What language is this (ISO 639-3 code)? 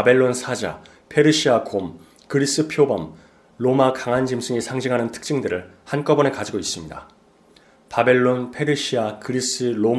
kor